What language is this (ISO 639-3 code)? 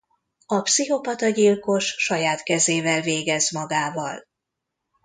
hun